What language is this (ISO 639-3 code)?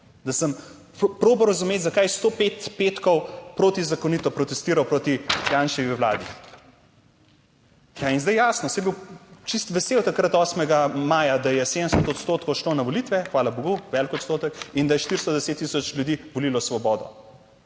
slv